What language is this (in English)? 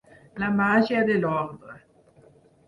Catalan